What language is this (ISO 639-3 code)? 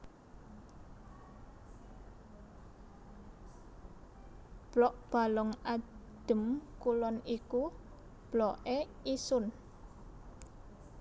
jav